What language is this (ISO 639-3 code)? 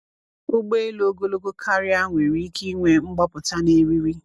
ibo